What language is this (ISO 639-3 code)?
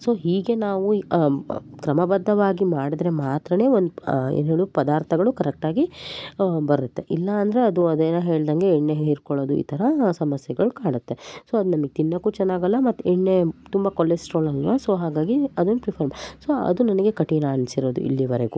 kan